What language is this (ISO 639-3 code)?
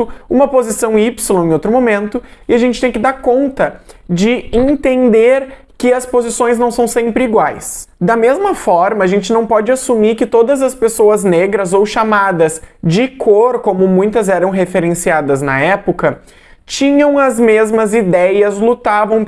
por